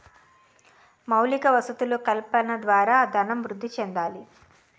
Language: Telugu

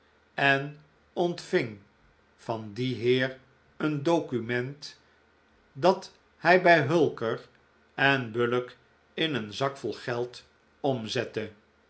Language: Dutch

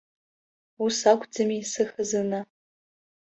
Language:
Abkhazian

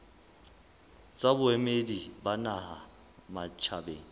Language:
Southern Sotho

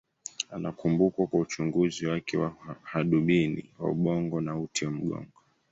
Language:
Swahili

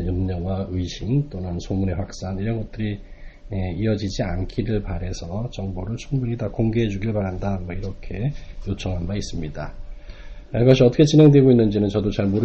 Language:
Korean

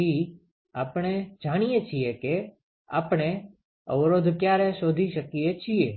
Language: Gujarati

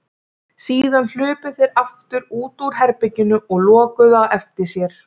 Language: Icelandic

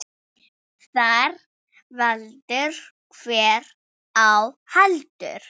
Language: Icelandic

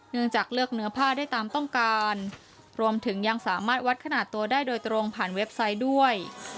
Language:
Thai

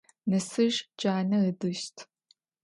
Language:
Adyghe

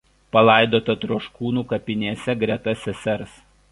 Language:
Lithuanian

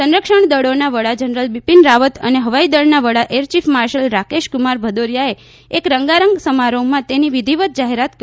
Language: Gujarati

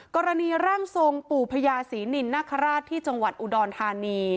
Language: Thai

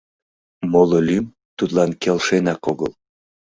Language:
Mari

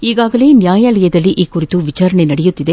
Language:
Kannada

